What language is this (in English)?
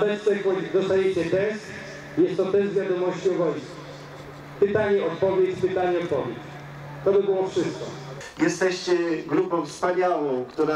Polish